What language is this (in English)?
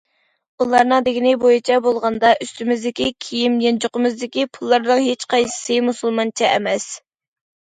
Uyghur